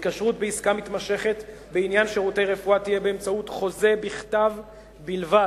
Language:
Hebrew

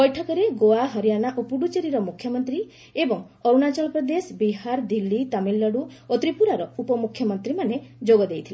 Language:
Odia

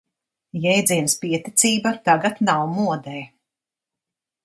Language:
Latvian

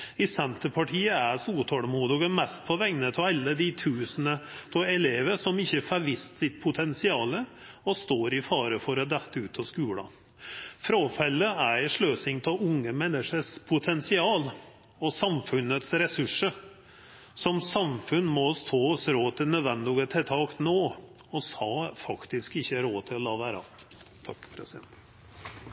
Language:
Norwegian Nynorsk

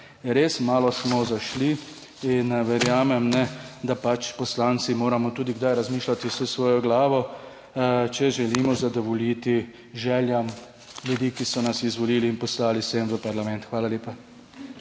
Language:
Slovenian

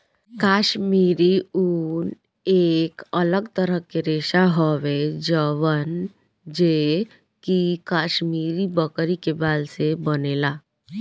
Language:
Bhojpuri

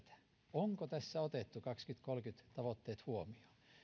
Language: Finnish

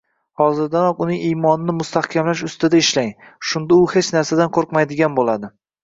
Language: Uzbek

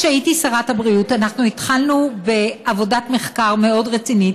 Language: Hebrew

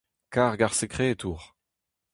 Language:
Breton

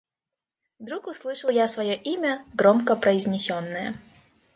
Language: Russian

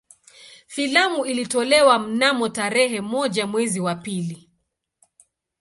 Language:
Swahili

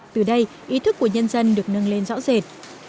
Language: Vietnamese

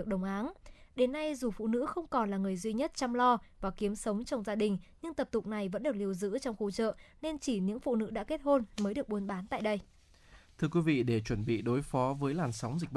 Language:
Vietnamese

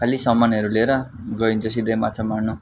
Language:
Nepali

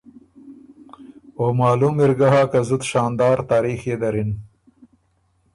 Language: Ormuri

